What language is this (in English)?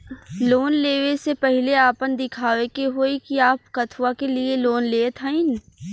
Bhojpuri